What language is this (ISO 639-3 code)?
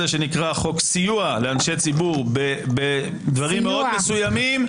heb